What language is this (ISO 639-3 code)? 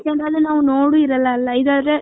kan